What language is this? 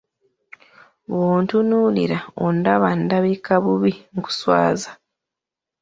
Ganda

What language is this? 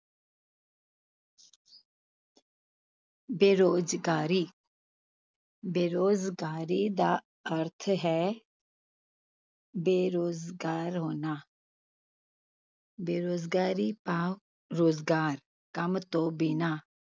Punjabi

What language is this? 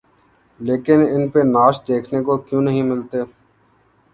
Urdu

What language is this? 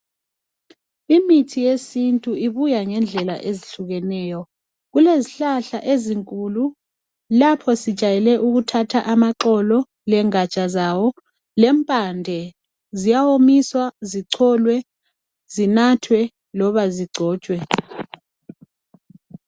North Ndebele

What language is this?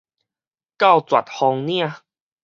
Min Nan Chinese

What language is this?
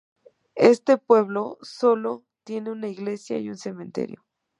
Spanish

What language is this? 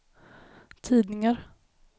Swedish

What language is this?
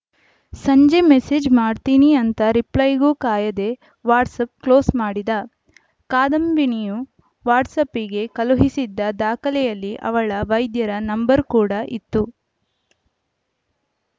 Kannada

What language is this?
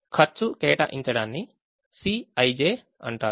Telugu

